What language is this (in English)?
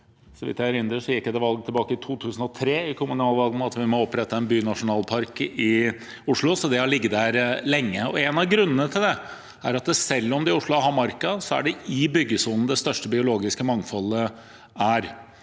Norwegian